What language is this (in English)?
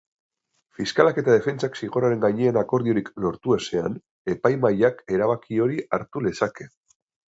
Basque